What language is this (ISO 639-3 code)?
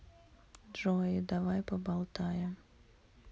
rus